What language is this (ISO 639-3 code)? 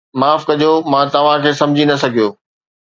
snd